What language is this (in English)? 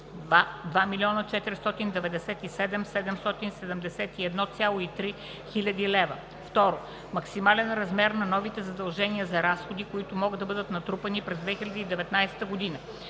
Bulgarian